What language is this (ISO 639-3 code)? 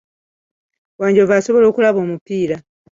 lug